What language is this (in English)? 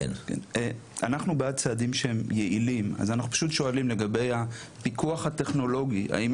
Hebrew